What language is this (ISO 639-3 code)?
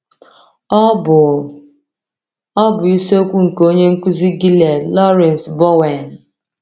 ibo